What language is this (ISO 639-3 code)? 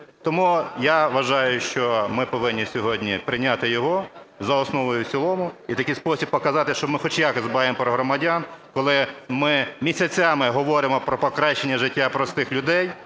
ukr